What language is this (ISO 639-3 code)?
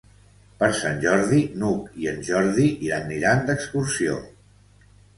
cat